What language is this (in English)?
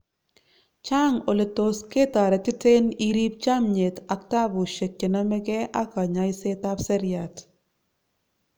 Kalenjin